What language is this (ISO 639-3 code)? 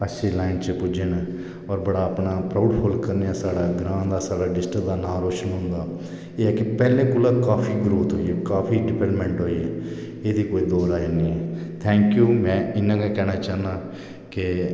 doi